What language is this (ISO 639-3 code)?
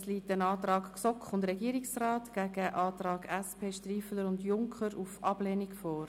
gsw